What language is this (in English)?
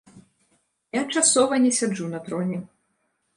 Belarusian